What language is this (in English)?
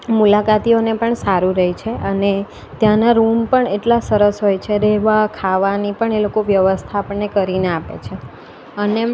Gujarati